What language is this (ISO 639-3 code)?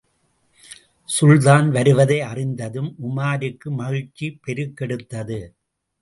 tam